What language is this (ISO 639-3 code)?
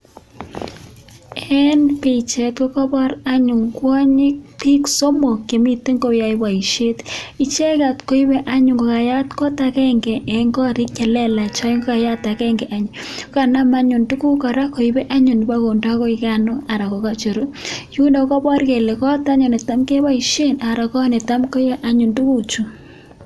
kln